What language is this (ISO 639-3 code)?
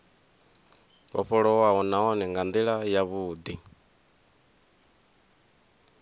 ven